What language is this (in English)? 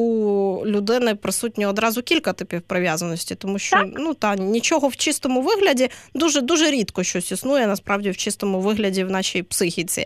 Ukrainian